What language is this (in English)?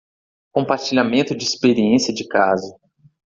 Portuguese